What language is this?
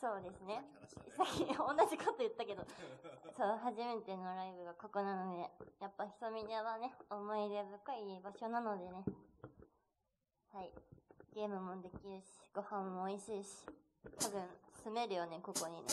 Japanese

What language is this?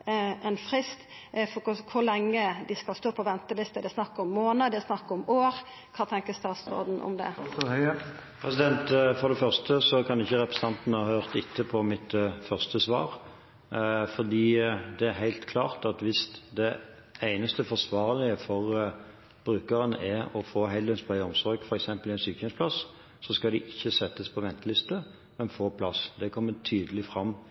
Norwegian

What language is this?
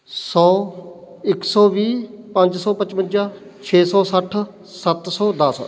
Punjabi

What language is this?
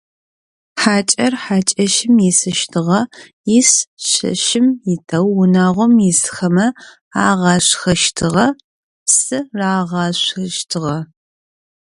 Adyghe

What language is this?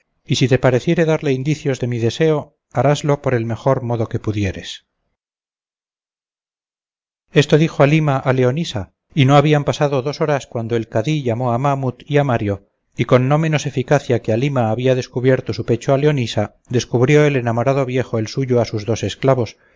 Spanish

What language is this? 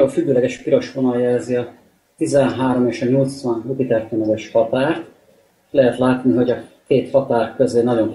Hungarian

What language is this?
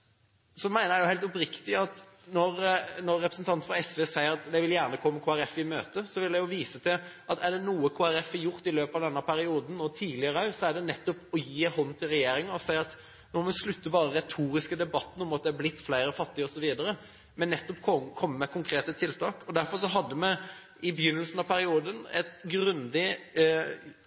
Norwegian Bokmål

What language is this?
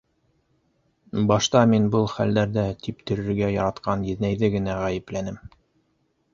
Bashkir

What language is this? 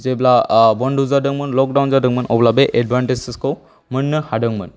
Bodo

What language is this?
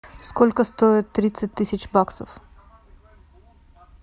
Russian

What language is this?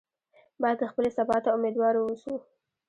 Pashto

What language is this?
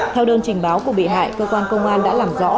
Vietnamese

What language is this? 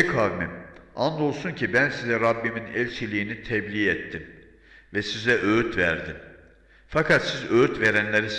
Turkish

